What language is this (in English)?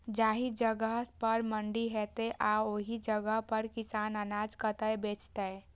Maithili